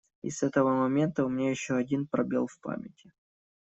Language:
Russian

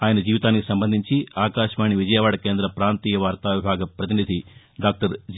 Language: Telugu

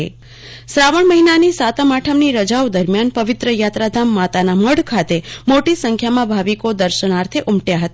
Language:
Gujarati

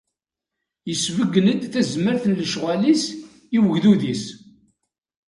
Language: Kabyle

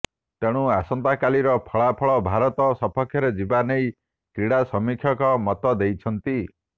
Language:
Odia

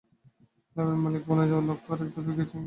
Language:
Bangla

